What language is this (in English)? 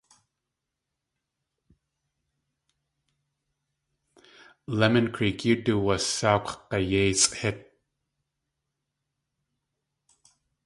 Tlingit